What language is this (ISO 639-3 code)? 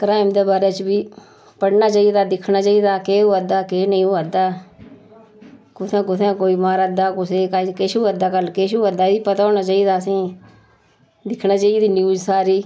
doi